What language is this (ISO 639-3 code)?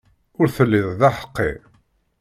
kab